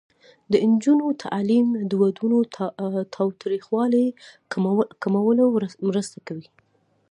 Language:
Pashto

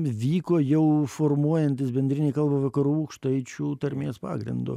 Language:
Lithuanian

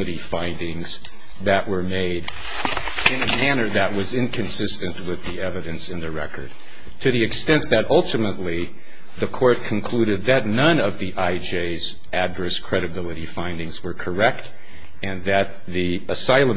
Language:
English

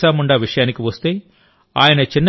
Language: Telugu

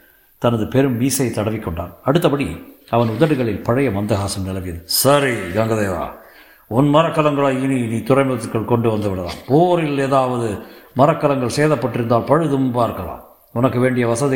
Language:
Tamil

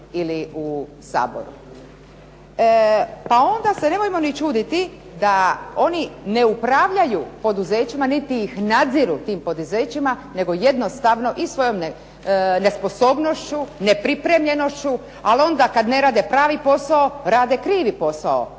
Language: Croatian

